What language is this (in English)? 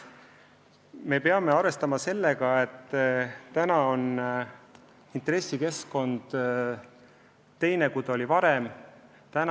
Estonian